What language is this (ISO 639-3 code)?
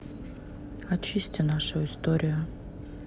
rus